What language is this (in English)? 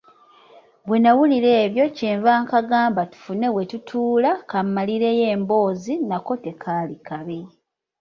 Ganda